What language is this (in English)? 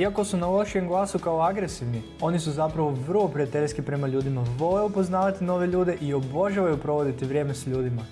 Croatian